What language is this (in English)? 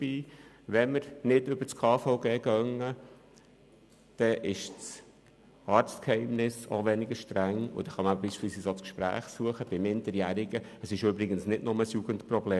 Swiss German